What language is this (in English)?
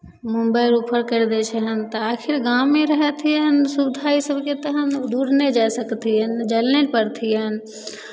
Maithili